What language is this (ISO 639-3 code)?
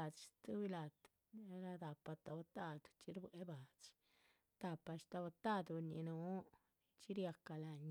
zpv